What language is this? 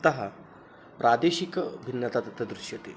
Sanskrit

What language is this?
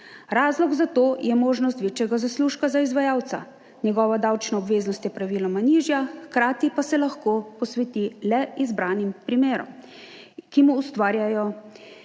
Slovenian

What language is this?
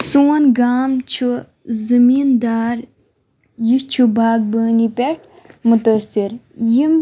Kashmiri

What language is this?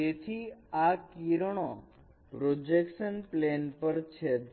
Gujarati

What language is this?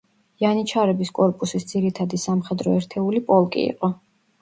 Georgian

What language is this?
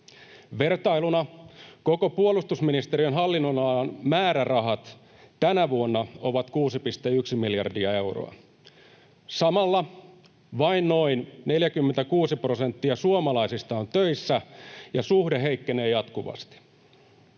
Finnish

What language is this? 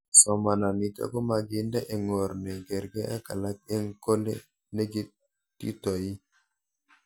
Kalenjin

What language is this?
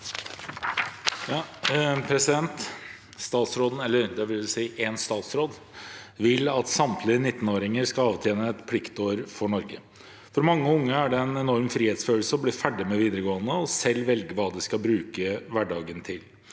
Norwegian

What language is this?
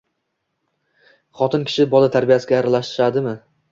Uzbek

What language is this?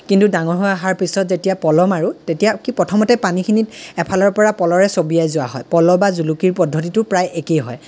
Assamese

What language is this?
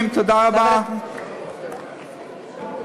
Hebrew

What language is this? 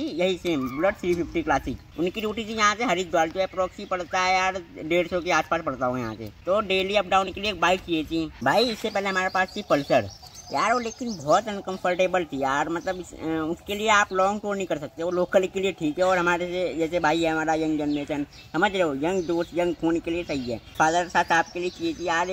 Hindi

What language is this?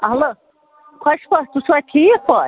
Kashmiri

